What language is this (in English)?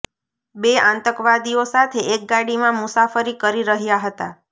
Gujarati